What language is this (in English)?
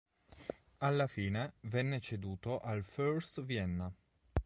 Italian